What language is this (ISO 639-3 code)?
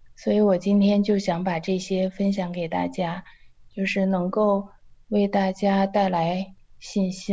zho